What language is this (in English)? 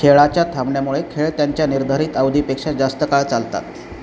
Marathi